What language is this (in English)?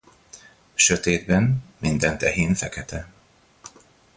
Hungarian